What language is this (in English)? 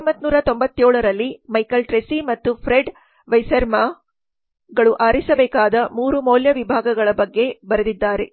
Kannada